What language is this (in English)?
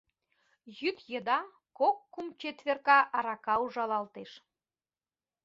Mari